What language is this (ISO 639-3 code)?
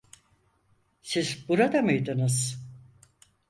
tur